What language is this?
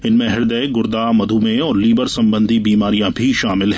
Hindi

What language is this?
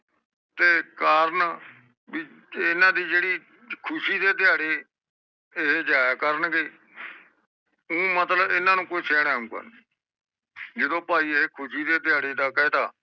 Punjabi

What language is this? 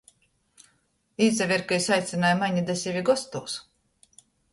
Latgalian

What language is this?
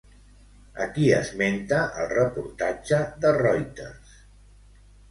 Catalan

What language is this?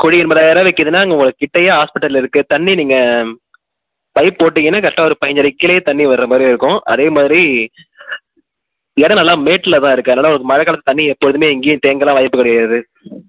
Tamil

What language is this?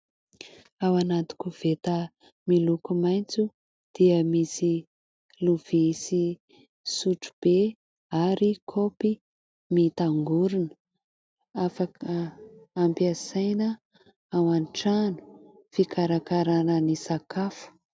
Malagasy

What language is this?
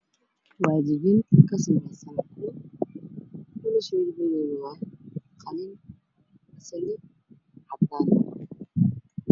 Somali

